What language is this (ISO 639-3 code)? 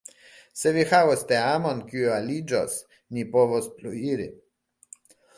epo